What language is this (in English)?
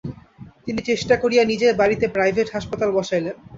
Bangla